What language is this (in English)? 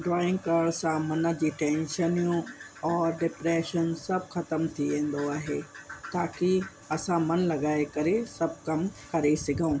Sindhi